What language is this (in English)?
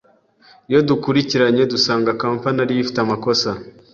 Kinyarwanda